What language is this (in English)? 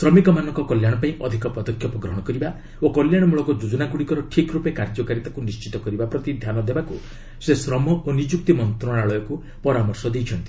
Odia